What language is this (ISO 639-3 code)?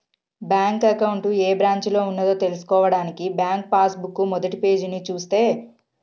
tel